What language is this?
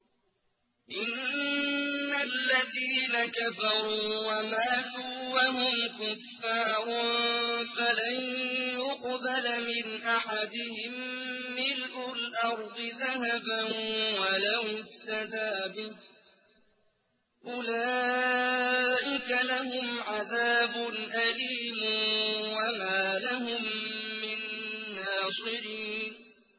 Arabic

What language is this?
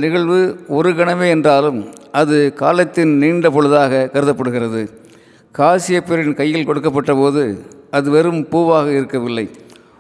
Tamil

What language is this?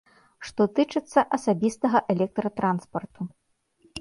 Belarusian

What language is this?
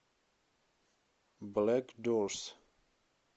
Russian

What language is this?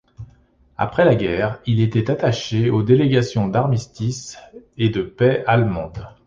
French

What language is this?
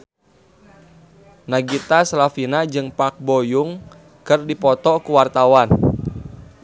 Sundanese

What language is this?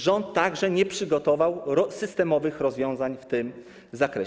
Polish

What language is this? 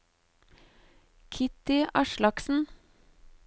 Norwegian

